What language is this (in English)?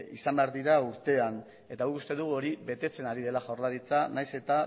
Basque